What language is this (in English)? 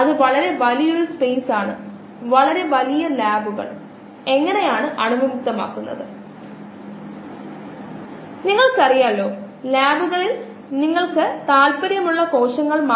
Malayalam